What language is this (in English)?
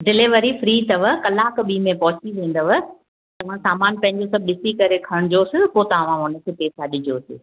Sindhi